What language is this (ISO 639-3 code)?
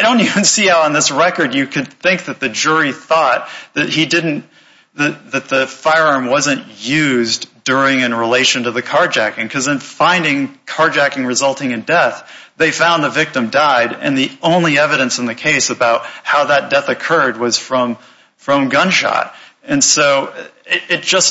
eng